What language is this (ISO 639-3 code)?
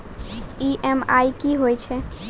mai